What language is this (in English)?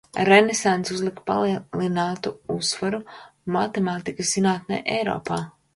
Latvian